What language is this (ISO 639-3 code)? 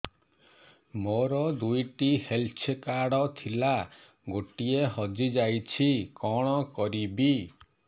ori